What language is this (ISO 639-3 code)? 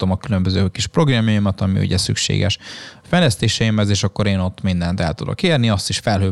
hun